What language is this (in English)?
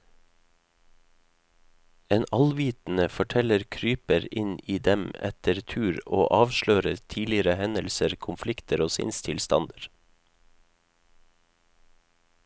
Norwegian